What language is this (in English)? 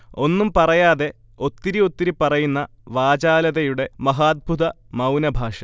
Malayalam